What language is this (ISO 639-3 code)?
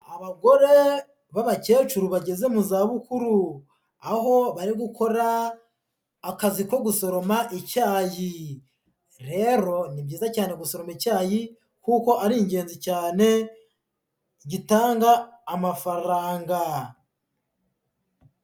kin